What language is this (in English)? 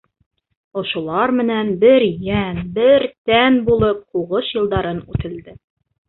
Bashkir